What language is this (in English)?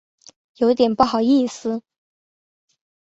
Chinese